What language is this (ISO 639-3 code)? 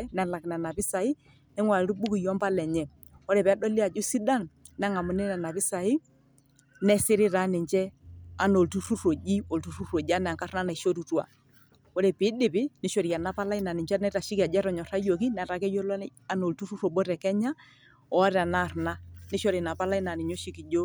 mas